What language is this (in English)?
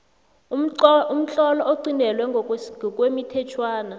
South Ndebele